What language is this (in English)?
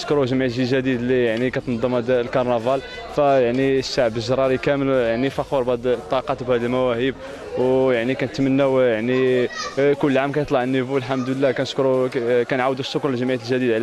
Arabic